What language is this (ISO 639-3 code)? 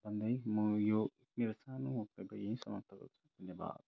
nep